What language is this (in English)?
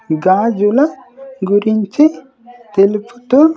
Telugu